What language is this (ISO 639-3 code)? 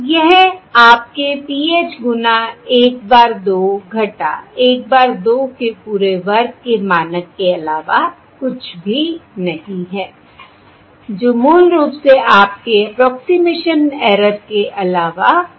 hin